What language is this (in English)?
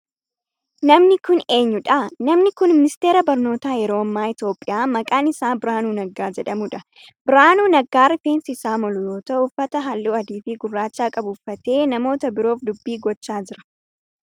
Oromo